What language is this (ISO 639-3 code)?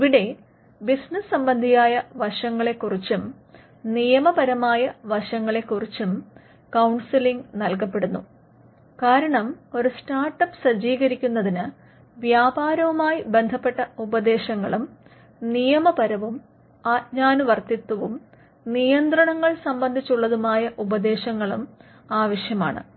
mal